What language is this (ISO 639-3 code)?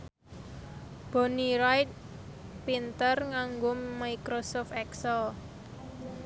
jav